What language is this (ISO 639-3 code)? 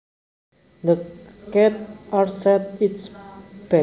jav